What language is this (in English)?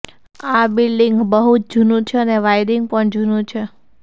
Gujarati